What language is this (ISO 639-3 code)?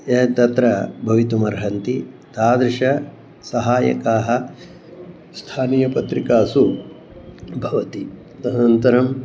san